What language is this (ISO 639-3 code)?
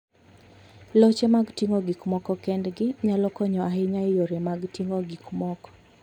luo